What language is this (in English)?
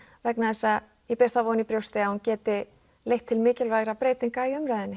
Icelandic